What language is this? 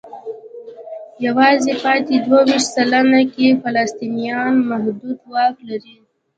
Pashto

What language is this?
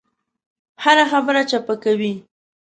Pashto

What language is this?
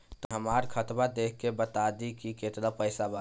Bhojpuri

